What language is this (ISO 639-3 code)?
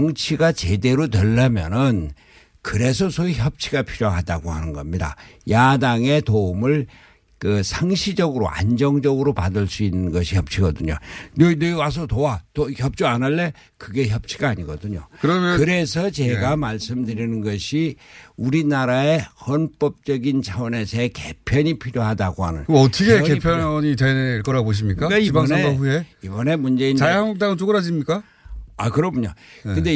kor